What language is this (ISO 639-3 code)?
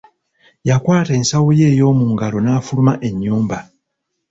lug